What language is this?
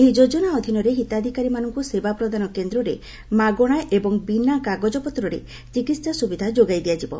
Odia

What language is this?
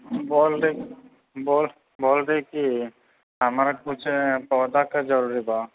Maithili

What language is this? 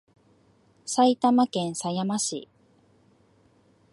Japanese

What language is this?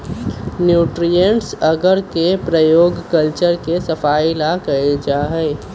Magahi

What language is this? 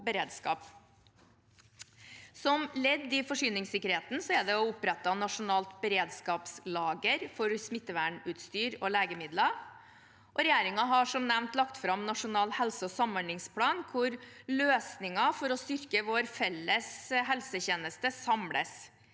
Norwegian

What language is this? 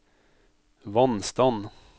Norwegian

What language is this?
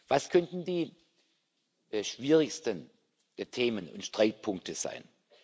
German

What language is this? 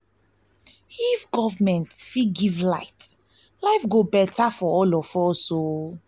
Nigerian Pidgin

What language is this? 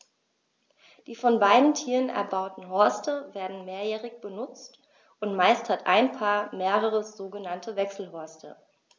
German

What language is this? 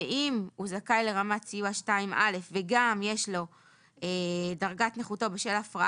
Hebrew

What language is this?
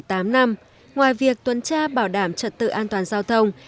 Vietnamese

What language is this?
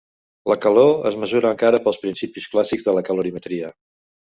Catalan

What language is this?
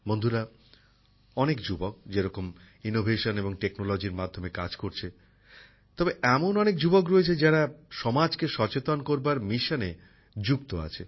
Bangla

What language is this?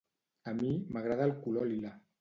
Catalan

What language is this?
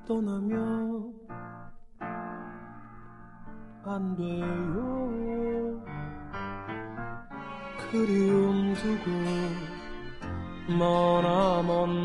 Korean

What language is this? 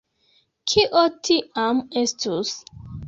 Esperanto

